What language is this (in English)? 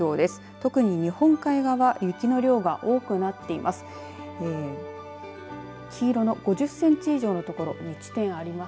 Japanese